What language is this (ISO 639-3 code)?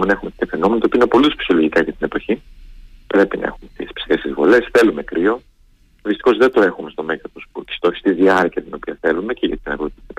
ell